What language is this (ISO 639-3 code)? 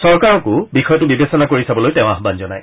asm